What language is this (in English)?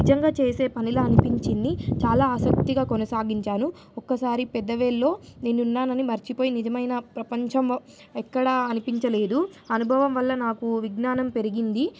Telugu